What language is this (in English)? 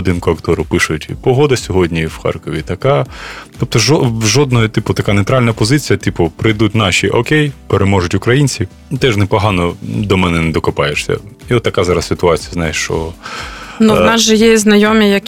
Ukrainian